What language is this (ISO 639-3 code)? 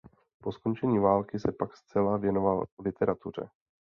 ces